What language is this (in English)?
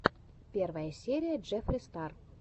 Russian